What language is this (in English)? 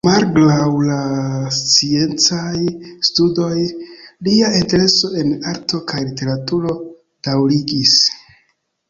Esperanto